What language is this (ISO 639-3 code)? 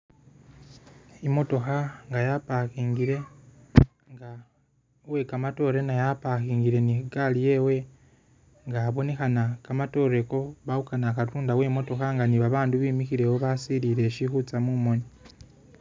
myx